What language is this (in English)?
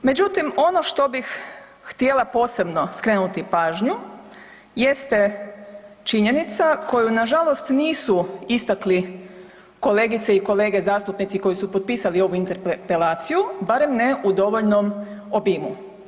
Croatian